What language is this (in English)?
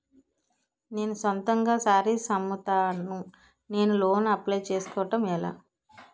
Telugu